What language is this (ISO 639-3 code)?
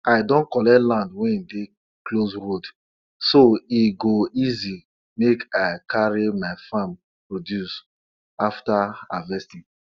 pcm